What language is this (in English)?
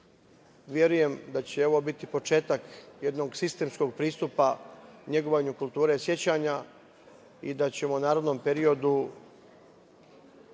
Serbian